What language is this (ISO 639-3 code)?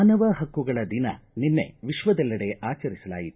kan